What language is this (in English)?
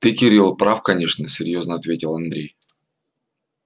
Russian